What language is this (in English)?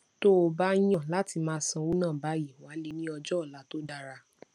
Yoruba